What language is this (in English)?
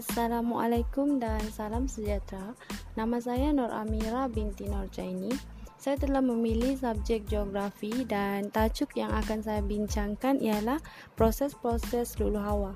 Malay